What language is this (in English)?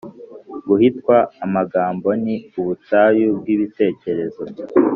Kinyarwanda